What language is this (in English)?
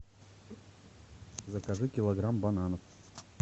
Russian